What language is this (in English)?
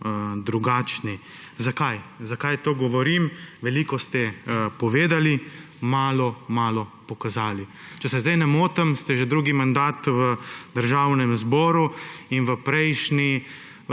Slovenian